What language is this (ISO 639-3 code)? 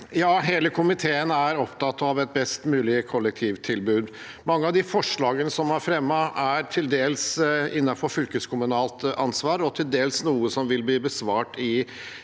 nor